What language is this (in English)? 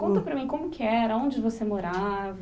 Portuguese